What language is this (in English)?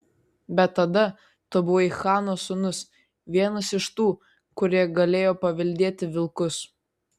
Lithuanian